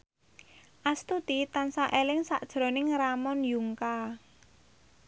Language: Javanese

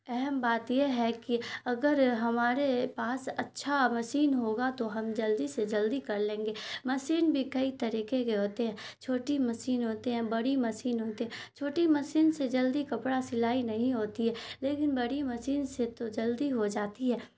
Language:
Urdu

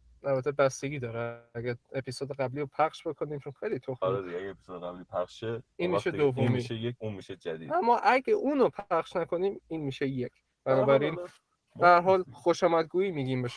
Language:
Persian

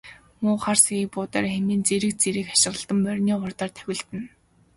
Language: Mongolian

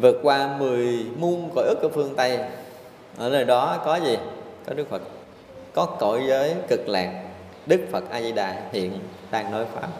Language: Vietnamese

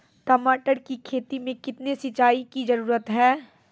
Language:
Maithili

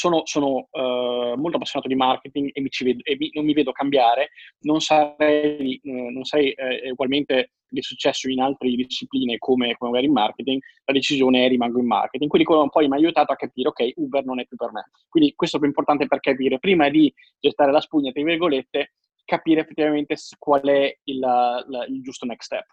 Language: Italian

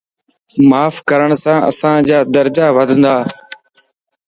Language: Lasi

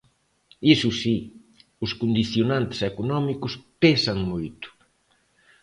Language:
Galician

